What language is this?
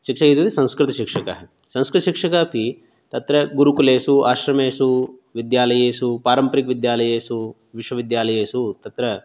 Sanskrit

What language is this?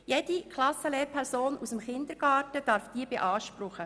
Swiss German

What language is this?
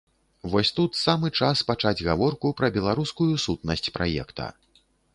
Belarusian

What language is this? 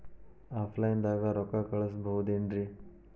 Kannada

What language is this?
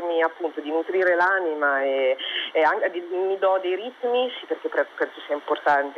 Italian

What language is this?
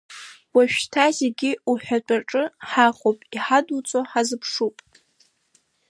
Abkhazian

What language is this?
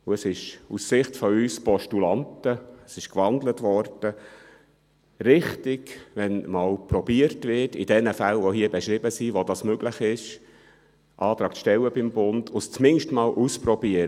Swiss German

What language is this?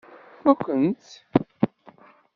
Kabyle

